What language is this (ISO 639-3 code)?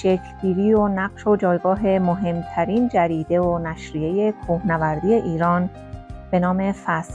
fas